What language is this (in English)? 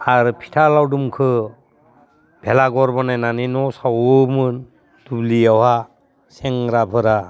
Bodo